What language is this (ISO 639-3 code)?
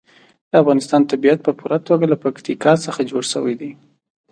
pus